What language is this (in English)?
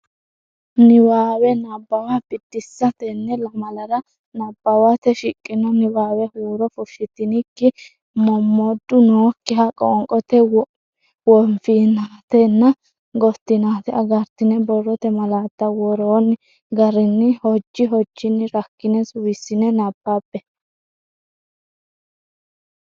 Sidamo